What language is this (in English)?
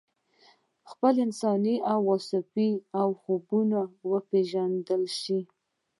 Pashto